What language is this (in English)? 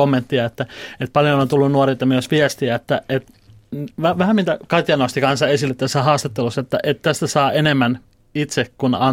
Finnish